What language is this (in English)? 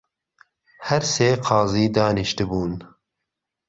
Central Kurdish